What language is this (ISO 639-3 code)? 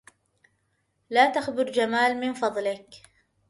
ara